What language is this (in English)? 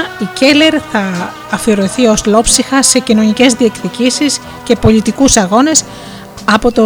Greek